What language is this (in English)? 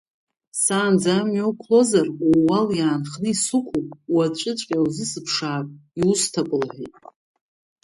Abkhazian